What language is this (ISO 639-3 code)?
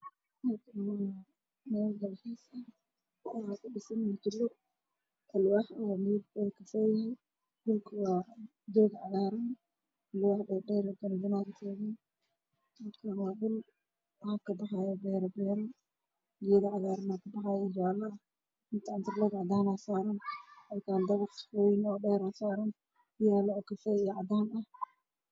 som